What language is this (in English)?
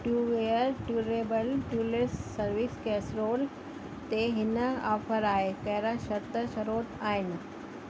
Sindhi